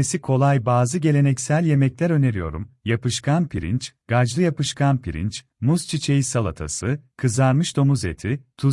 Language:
Turkish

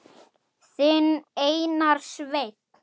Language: Icelandic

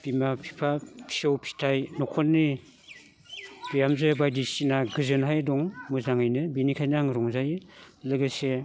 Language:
Bodo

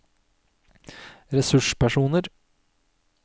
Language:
Norwegian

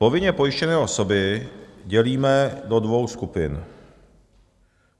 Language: Czech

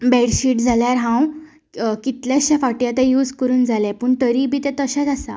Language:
Konkani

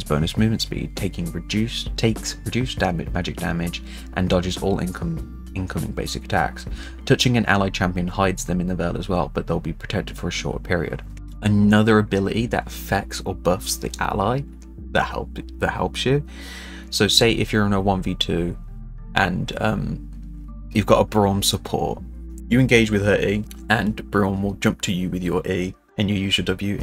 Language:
English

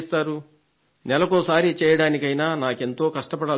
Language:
Telugu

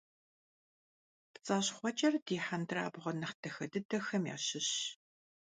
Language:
Kabardian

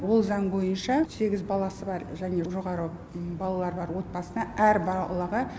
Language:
Kazakh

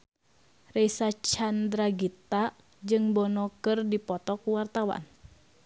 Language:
Sundanese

